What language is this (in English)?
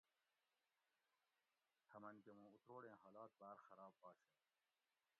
Gawri